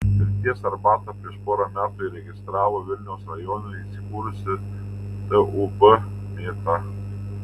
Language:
Lithuanian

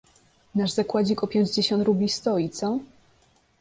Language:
Polish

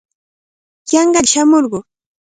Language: Cajatambo North Lima Quechua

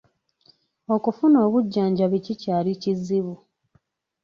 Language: Ganda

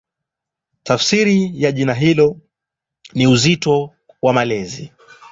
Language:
Swahili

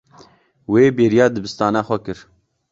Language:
Kurdish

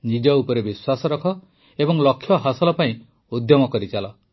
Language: Odia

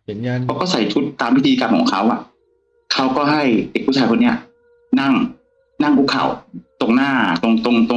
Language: Thai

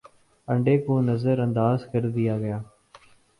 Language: Urdu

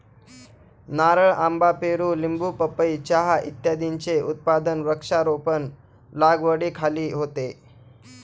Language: Marathi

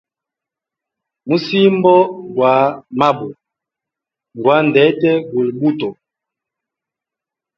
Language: Hemba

